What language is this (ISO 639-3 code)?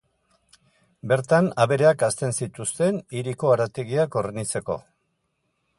eus